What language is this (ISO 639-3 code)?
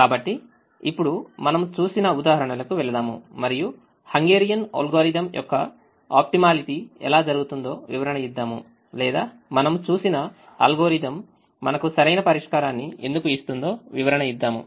tel